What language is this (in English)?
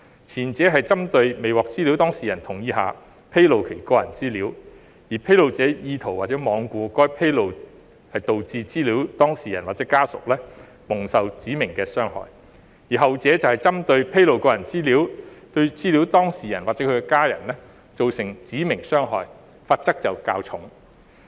Cantonese